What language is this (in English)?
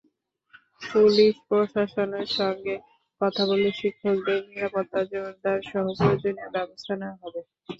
Bangla